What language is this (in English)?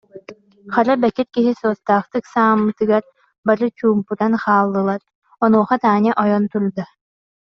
Yakut